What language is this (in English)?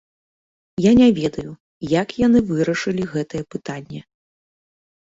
Belarusian